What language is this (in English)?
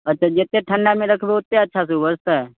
Maithili